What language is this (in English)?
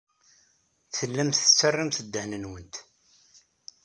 Kabyle